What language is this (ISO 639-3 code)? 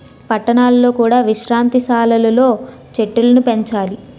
tel